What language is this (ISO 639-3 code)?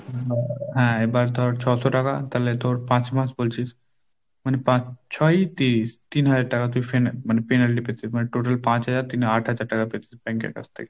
ben